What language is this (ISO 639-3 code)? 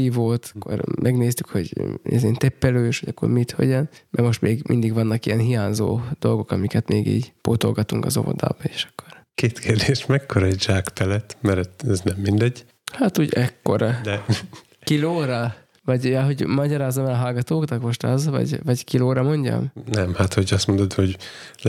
hun